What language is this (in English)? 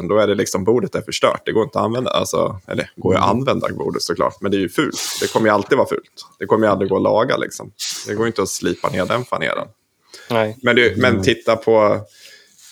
Swedish